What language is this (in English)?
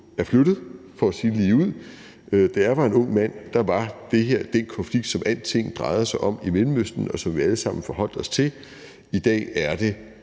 Danish